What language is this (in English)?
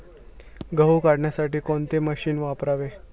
Marathi